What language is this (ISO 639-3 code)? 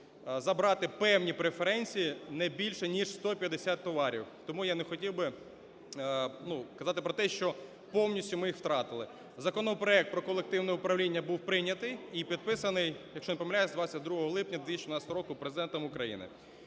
ukr